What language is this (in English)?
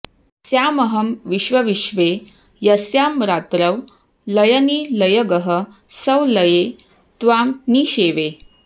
Sanskrit